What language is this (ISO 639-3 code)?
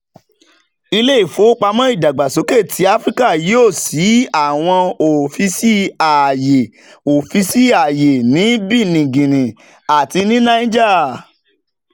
yor